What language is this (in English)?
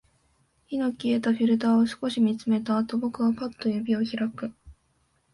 Japanese